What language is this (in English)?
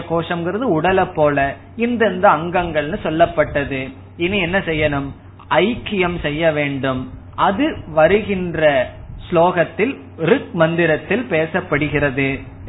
Tamil